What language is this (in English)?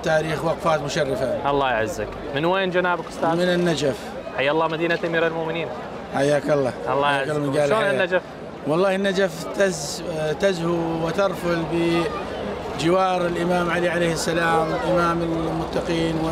Arabic